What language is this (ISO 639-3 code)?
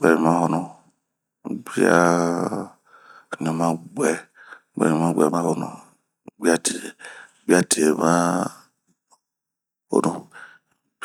bmq